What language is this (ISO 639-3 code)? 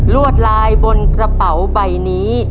tha